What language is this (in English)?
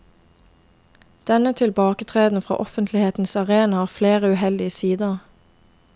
Norwegian